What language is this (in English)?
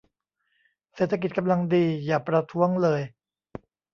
Thai